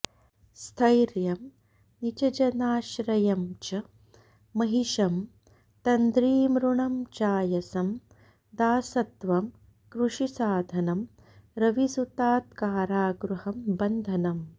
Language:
Sanskrit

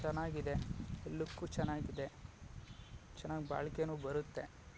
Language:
Kannada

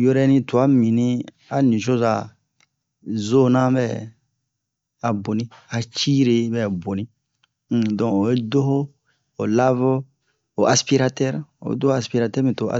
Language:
Bomu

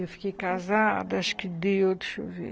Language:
Portuguese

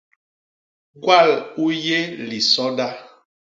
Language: Basaa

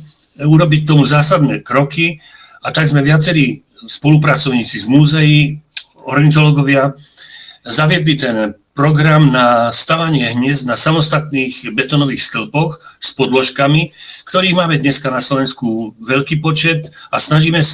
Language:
Slovak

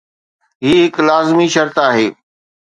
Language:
Sindhi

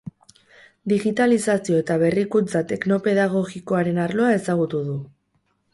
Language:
Basque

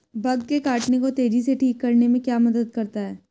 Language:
Hindi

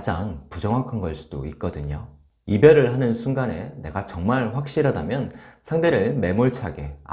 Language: Korean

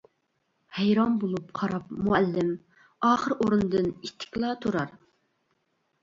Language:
Uyghur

